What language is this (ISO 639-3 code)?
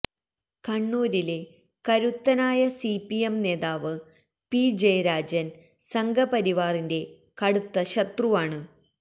mal